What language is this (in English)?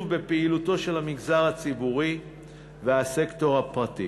Hebrew